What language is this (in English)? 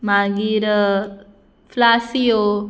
Konkani